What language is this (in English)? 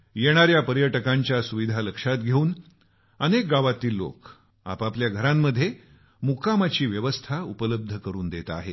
Marathi